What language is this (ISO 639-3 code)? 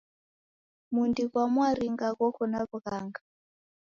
dav